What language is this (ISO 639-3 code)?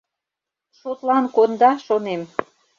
chm